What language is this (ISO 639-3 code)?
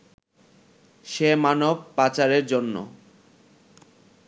ben